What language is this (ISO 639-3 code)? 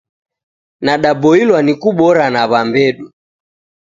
dav